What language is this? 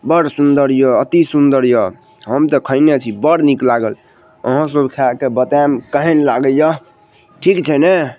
Maithili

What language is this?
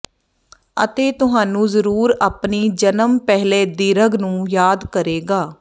Punjabi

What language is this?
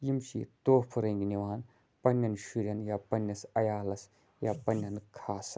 Kashmiri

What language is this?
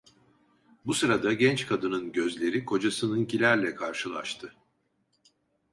Turkish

